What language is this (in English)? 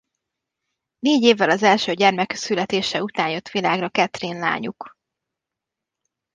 Hungarian